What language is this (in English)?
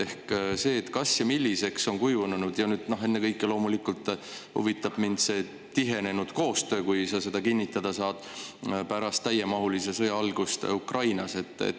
Estonian